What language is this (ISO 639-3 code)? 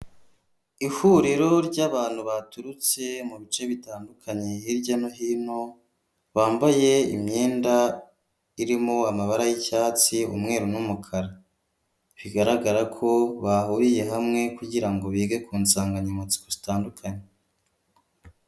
kin